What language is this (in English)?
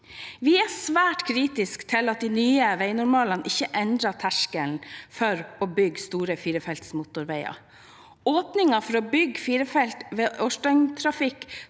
Norwegian